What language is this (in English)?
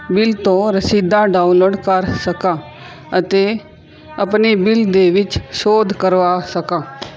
Punjabi